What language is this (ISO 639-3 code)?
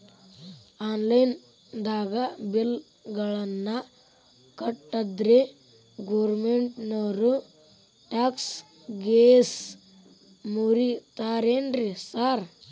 kan